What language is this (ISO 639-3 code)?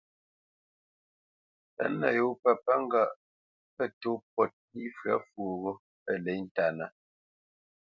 bce